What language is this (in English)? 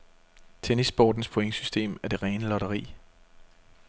Danish